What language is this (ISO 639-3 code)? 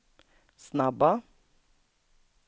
swe